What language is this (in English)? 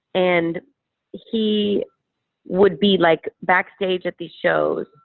English